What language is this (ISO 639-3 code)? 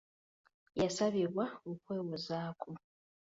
lug